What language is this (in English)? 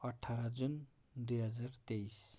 Nepali